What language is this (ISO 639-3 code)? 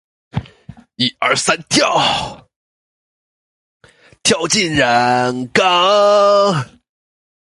zho